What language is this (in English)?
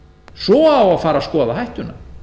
Icelandic